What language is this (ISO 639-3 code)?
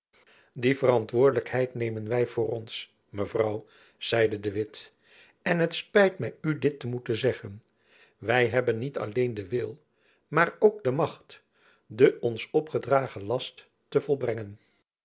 nld